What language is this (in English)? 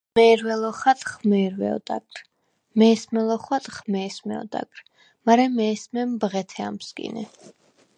Svan